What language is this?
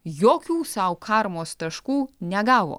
Lithuanian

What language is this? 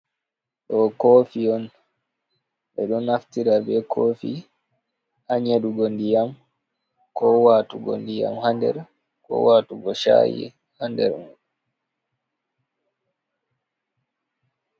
Fula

